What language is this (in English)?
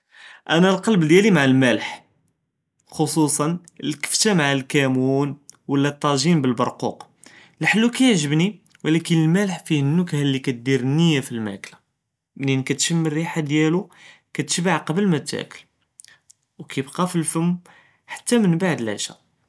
Judeo-Arabic